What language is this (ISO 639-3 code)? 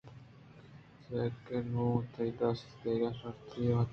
bgp